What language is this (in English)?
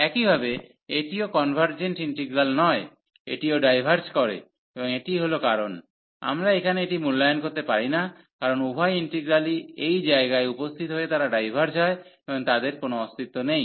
Bangla